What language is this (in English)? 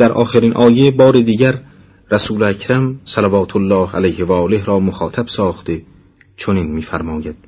Persian